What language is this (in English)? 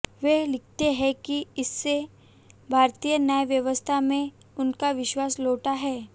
Hindi